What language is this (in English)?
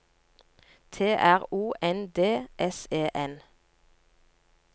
Norwegian